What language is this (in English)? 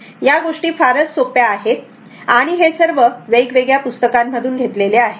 Marathi